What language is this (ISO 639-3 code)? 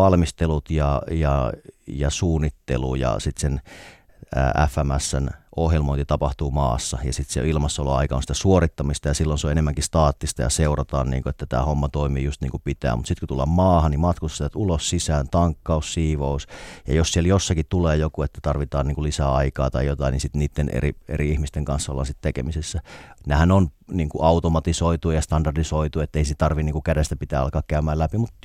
fin